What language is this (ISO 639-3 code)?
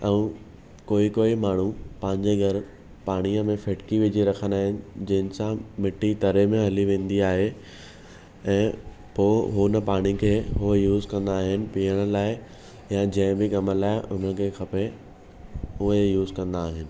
snd